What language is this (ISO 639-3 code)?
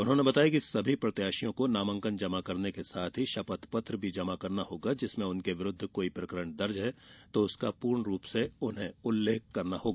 hin